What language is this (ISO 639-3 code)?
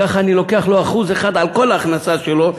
heb